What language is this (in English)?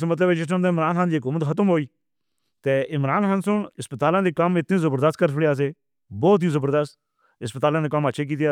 Northern Hindko